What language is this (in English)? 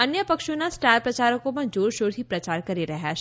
Gujarati